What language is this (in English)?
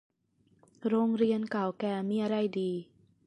Thai